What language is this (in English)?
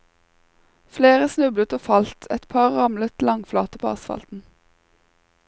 Norwegian